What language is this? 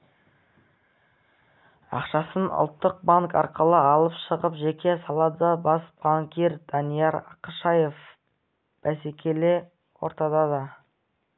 Kazakh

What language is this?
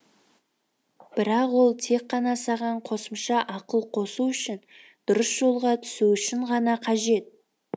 Kazakh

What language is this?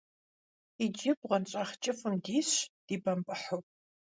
Kabardian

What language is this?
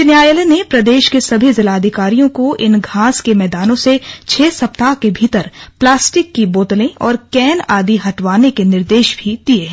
Hindi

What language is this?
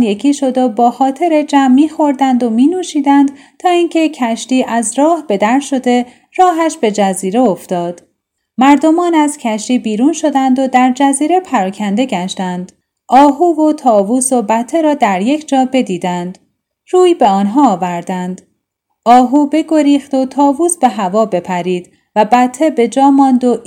Persian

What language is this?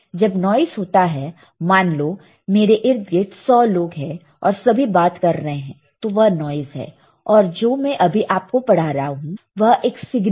Hindi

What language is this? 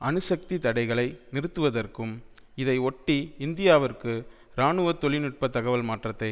Tamil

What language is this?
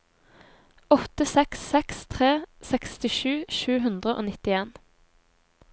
Norwegian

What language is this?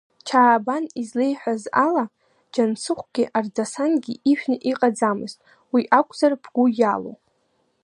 Abkhazian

